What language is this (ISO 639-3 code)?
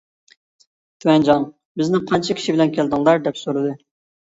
uig